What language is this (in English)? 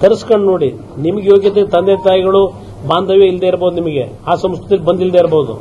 Kannada